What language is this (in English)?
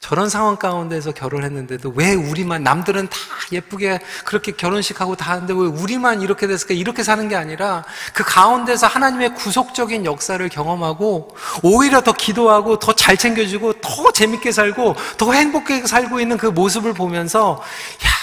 Korean